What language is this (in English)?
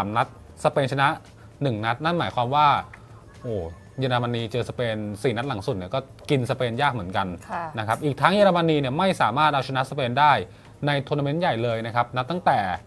Thai